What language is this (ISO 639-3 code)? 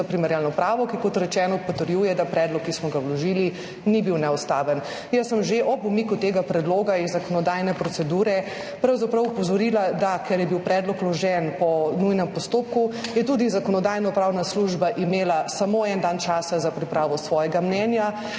slv